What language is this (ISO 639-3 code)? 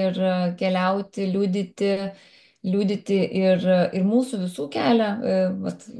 lit